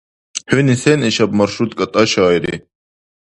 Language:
Dargwa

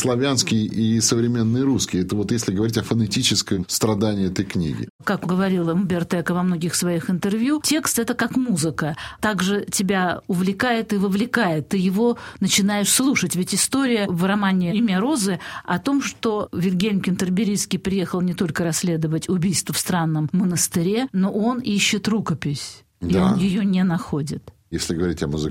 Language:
Russian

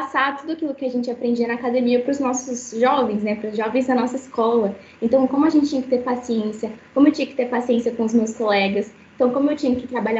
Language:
Portuguese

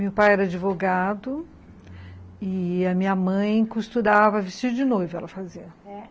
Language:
Portuguese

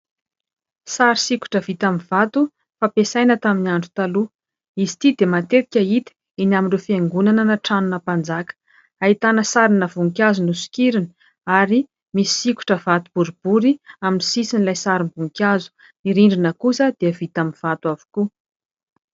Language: Malagasy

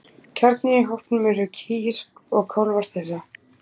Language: Icelandic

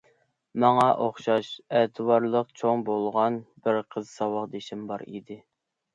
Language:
Uyghur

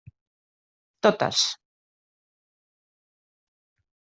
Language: Catalan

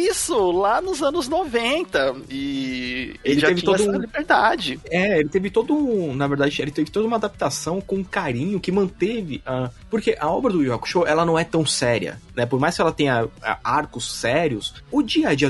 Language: Portuguese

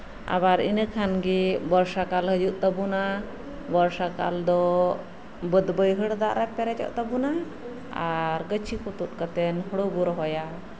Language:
Santali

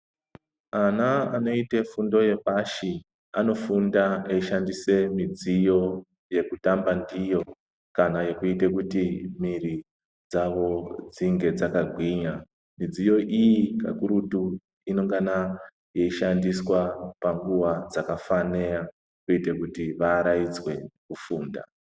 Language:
Ndau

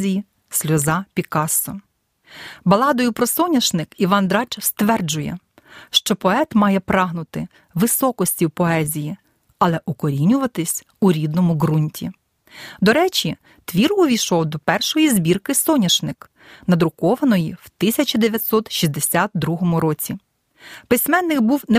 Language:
Ukrainian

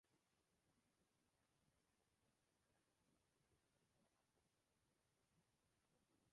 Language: Basque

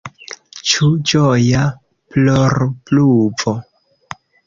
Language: Esperanto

